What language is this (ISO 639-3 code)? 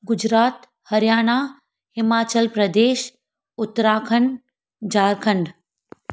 snd